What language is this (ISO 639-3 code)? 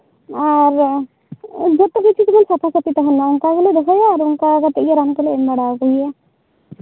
sat